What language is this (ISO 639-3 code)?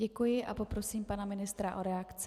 ces